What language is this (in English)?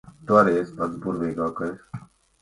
Latvian